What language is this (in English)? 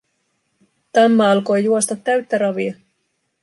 Finnish